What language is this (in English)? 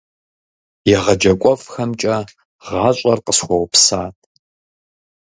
Kabardian